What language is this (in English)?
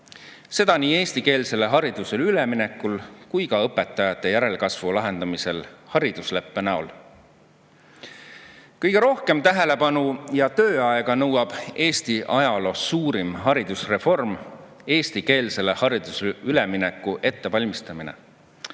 Estonian